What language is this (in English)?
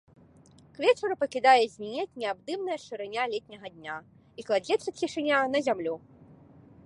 Belarusian